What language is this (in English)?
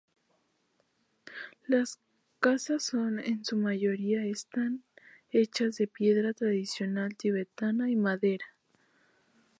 Spanish